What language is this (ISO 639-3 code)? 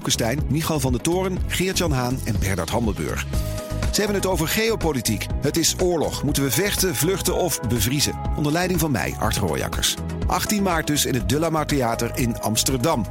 nld